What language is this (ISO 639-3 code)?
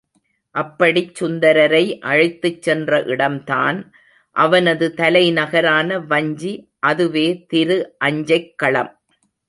tam